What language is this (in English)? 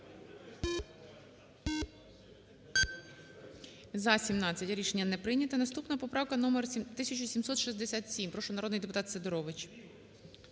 Ukrainian